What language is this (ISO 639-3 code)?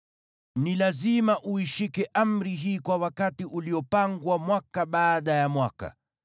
swa